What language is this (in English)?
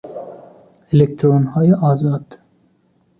Persian